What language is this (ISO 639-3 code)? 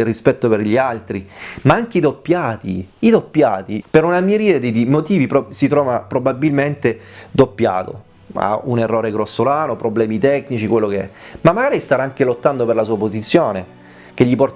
ita